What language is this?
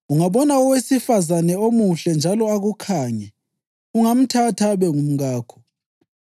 North Ndebele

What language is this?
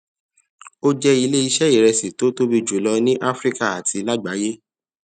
Yoruba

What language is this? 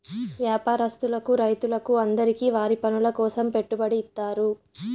Telugu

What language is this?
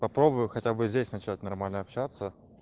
Russian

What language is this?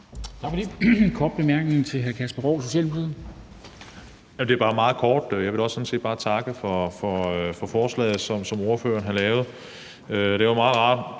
Danish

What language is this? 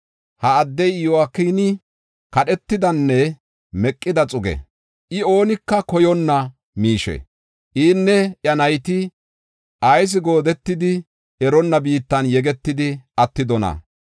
Gofa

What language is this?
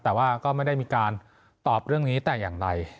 Thai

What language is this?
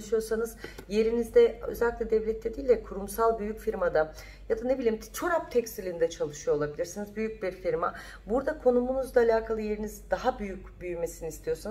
Turkish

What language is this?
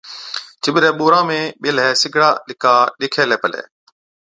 Od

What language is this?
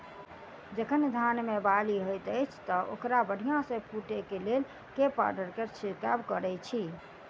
Maithili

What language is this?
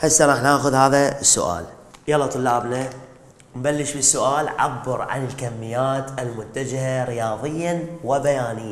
Arabic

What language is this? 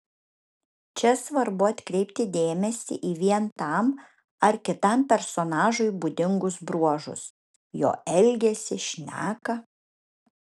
Lithuanian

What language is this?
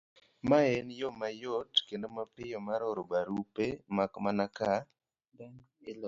Luo (Kenya and Tanzania)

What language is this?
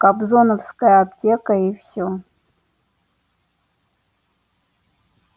Russian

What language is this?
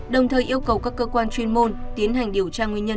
Vietnamese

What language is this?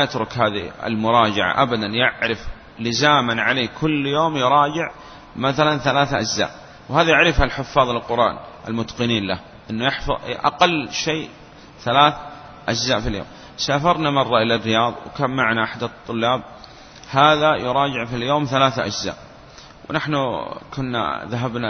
Arabic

